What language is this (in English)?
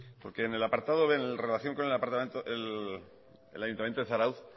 Spanish